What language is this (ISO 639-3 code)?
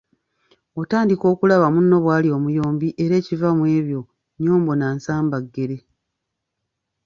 lug